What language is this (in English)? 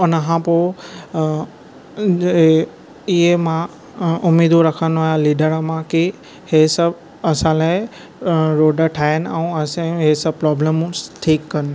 Sindhi